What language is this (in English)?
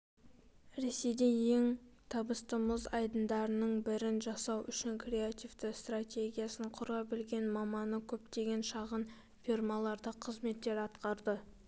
Kazakh